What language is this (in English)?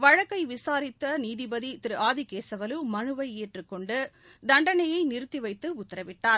Tamil